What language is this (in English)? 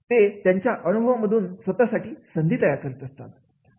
Marathi